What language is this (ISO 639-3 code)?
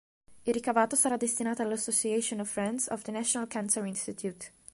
ita